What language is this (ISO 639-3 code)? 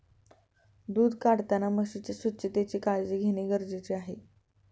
mar